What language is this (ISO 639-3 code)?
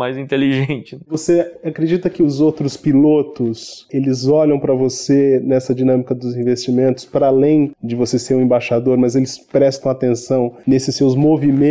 por